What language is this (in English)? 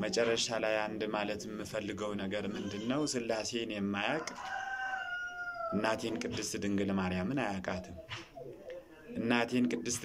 Arabic